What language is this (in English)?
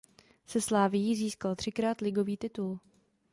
Czech